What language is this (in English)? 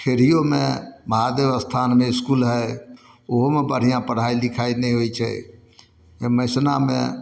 Maithili